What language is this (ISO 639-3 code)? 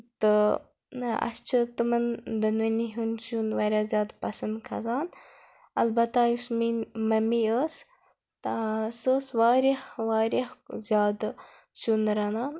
kas